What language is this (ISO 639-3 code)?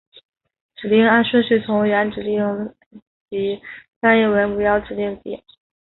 zho